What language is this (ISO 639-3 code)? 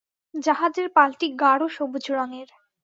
ben